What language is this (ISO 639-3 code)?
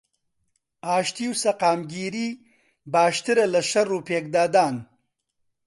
ckb